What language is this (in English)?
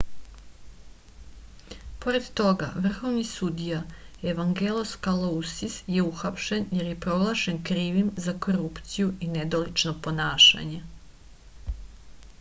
Serbian